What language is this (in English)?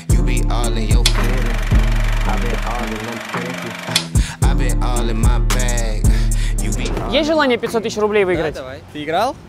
Russian